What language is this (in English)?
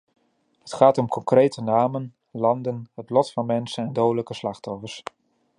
Dutch